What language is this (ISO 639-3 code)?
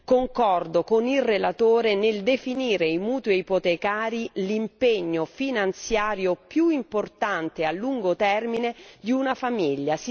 ita